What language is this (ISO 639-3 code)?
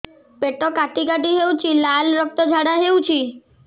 ori